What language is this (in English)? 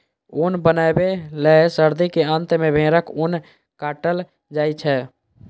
Maithili